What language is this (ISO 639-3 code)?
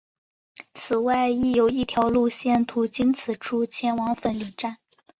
zho